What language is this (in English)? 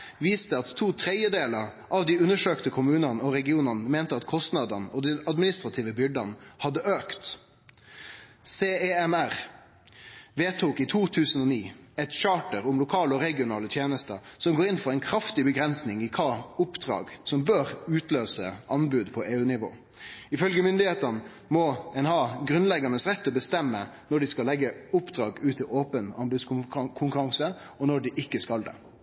Norwegian Nynorsk